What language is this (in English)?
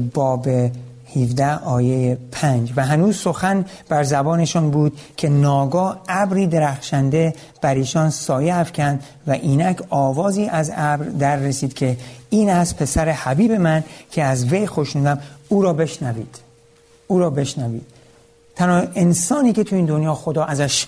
Persian